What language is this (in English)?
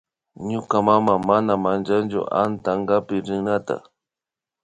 Imbabura Highland Quichua